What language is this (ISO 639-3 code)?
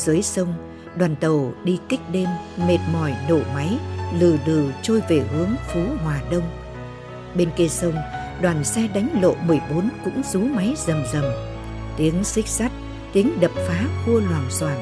vie